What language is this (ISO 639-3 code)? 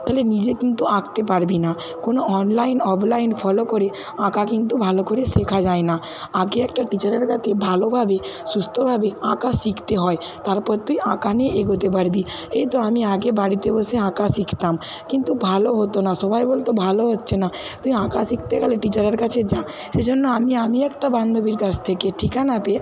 ben